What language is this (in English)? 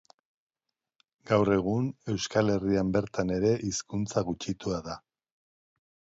Basque